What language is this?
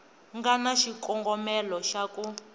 Tsonga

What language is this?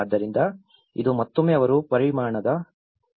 Kannada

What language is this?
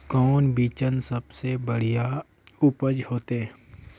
Magahi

